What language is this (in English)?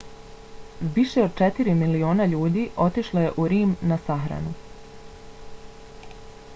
Bosnian